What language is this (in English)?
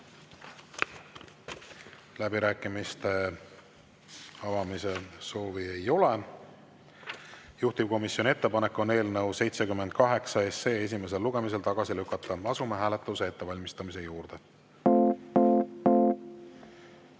Estonian